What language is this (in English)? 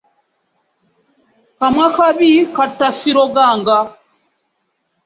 Ganda